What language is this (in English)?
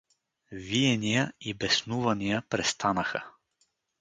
Bulgarian